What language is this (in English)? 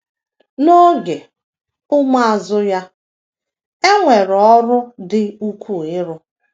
Igbo